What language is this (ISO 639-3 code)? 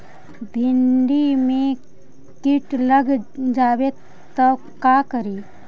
mag